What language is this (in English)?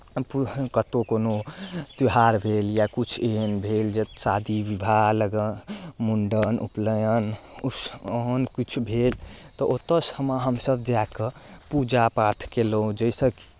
Maithili